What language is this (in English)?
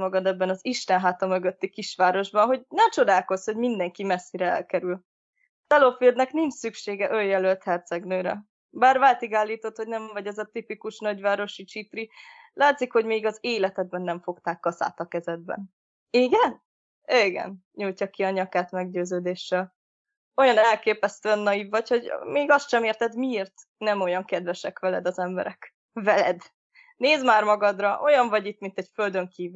Hungarian